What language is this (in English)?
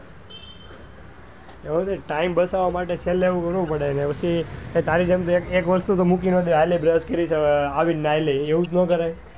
Gujarati